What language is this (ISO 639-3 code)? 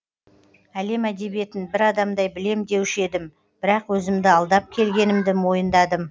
kaz